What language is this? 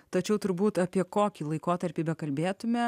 Lithuanian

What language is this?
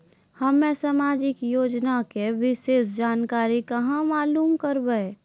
Maithili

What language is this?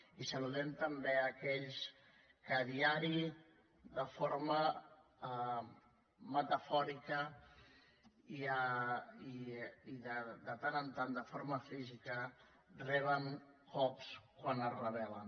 Catalan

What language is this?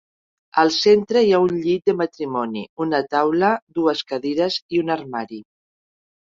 Catalan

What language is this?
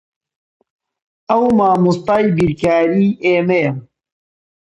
Central Kurdish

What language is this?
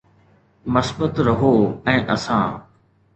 Sindhi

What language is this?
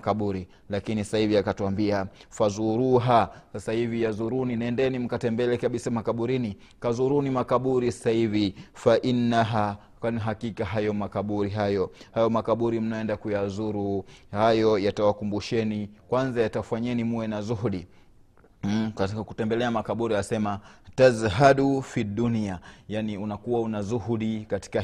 Swahili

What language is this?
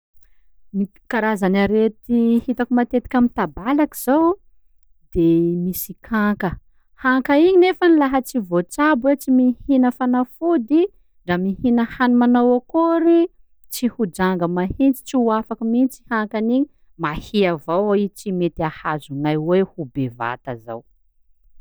Sakalava Malagasy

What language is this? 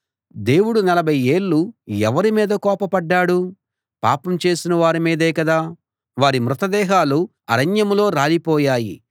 Telugu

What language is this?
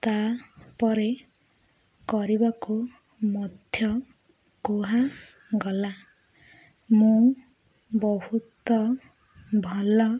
Odia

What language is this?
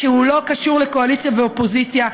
Hebrew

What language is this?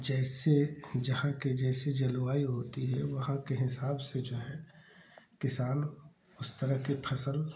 Hindi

